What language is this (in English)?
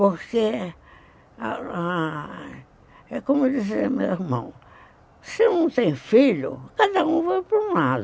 Portuguese